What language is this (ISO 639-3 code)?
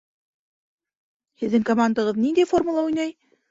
bak